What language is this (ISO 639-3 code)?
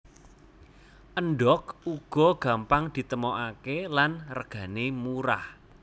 jav